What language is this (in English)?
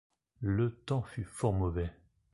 French